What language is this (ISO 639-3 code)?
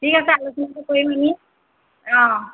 asm